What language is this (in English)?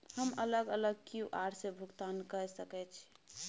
Maithili